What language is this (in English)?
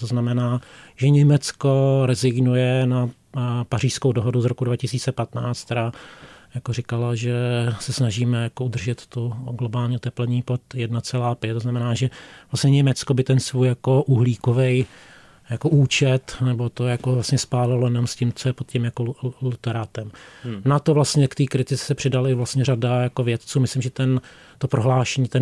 Czech